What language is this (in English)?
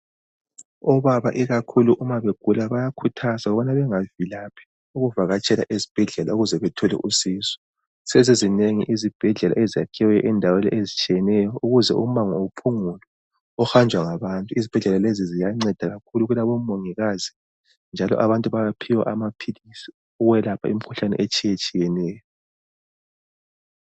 North Ndebele